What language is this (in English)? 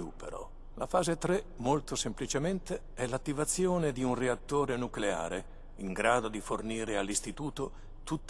Italian